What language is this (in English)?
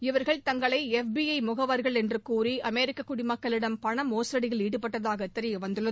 Tamil